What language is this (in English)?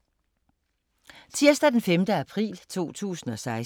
Danish